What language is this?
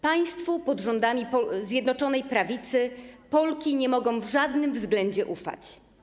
Polish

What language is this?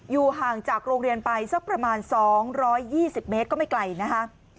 Thai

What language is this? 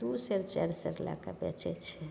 Maithili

